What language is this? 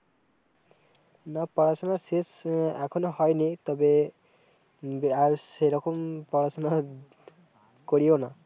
Bangla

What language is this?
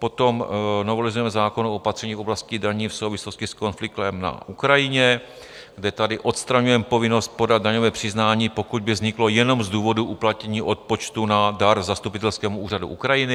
Czech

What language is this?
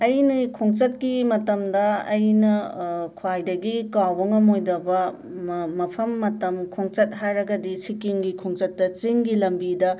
Manipuri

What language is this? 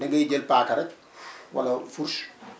Wolof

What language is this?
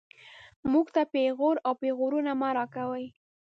Pashto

